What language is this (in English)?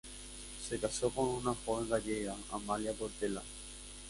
Spanish